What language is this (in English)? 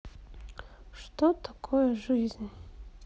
Russian